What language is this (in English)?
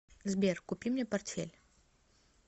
Russian